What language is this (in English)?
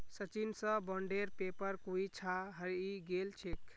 Magahi